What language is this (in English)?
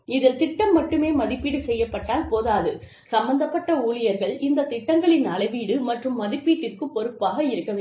Tamil